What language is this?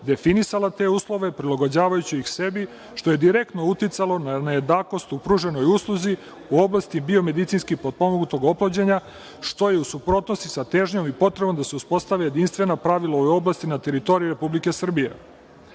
Serbian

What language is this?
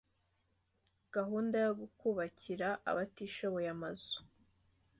Kinyarwanda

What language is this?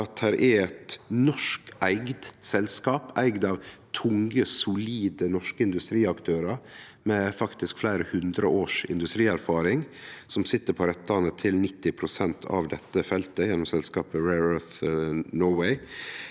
Norwegian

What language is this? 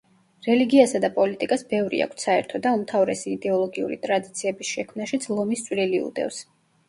Georgian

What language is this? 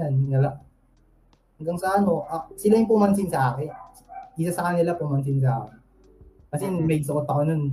Filipino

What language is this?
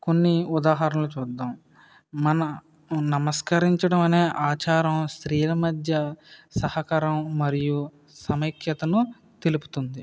Telugu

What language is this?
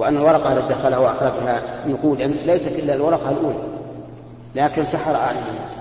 Arabic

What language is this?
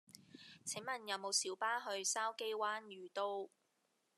Cantonese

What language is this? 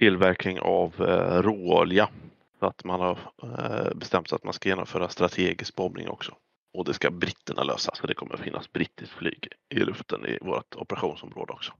Swedish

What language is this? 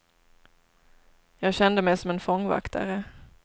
Swedish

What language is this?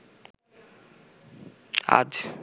Bangla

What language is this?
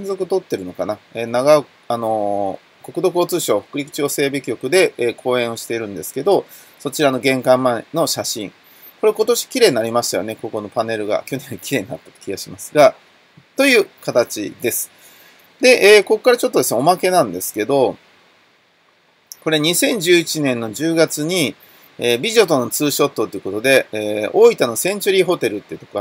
Japanese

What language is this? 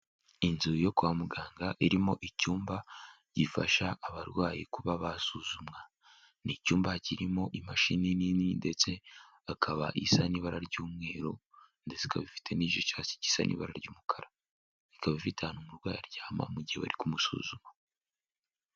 Kinyarwanda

